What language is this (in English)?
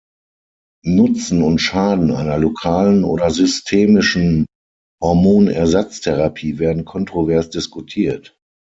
German